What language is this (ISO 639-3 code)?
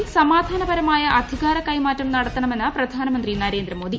mal